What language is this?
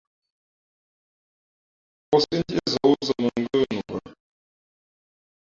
Fe'fe'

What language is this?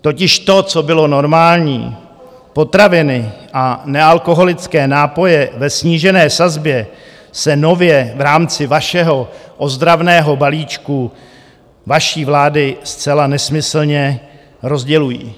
Czech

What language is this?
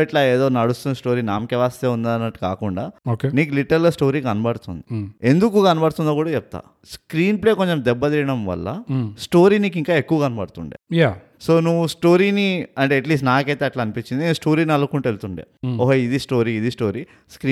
Telugu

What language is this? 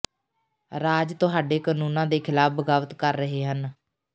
Punjabi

